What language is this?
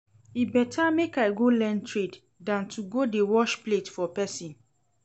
Nigerian Pidgin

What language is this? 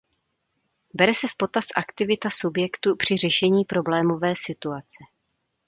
Czech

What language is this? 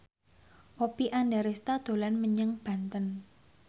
Javanese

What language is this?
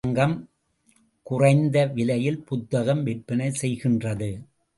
Tamil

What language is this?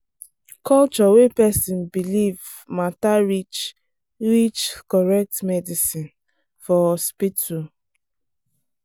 Nigerian Pidgin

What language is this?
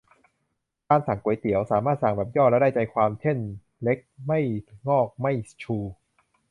Thai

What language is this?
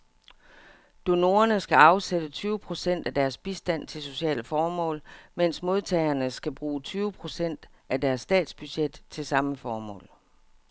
Danish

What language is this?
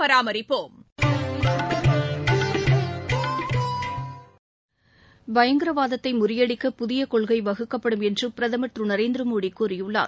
Tamil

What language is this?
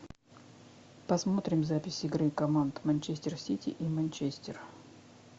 Russian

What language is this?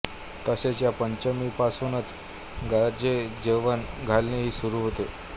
Marathi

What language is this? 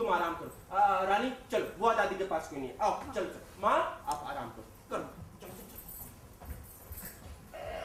Hindi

